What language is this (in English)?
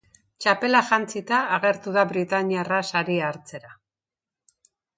Basque